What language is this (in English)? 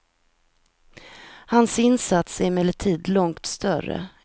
Swedish